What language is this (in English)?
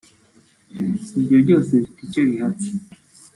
Kinyarwanda